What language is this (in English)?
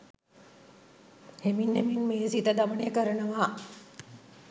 Sinhala